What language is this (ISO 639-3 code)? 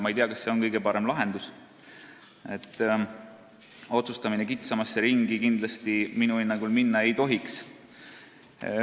est